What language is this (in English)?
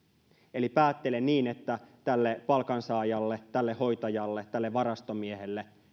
Finnish